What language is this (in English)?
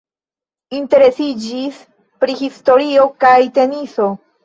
Esperanto